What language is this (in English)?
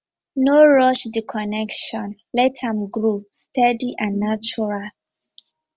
Nigerian Pidgin